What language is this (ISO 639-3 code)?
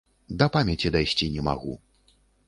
bel